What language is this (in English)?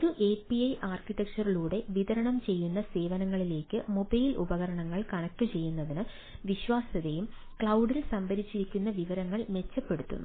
Malayalam